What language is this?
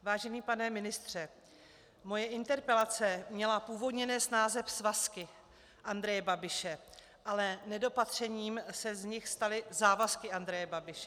Czech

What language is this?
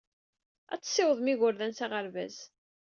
Kabyle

